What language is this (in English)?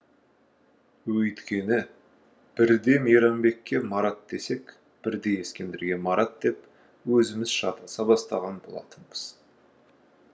Kazakh